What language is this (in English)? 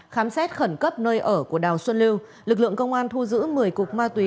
Vietnamese